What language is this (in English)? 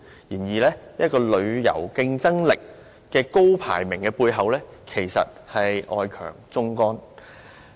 Cantonese